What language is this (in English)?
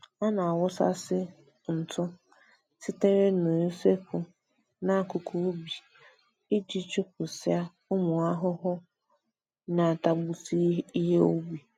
Igbo